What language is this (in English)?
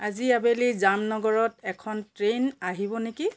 Assamese